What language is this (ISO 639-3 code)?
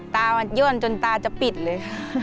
tha